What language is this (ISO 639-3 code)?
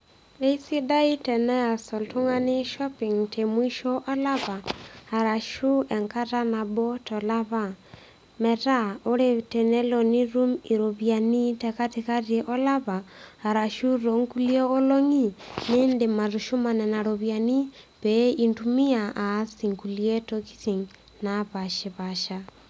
mas